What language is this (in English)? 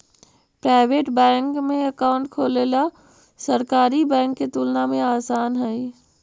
Magahi